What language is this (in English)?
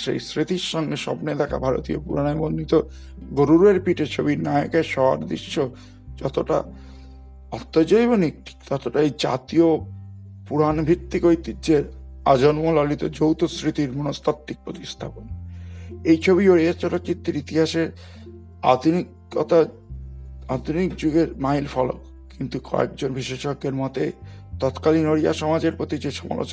Bangla